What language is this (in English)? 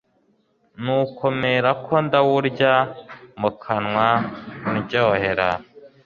Kinyarwanda